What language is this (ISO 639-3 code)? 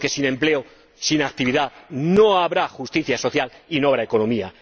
spa